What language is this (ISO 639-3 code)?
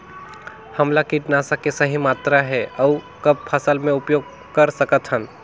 hne